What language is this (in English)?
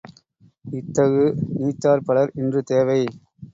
Tamil